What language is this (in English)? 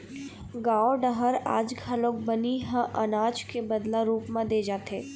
Chhattisgarhi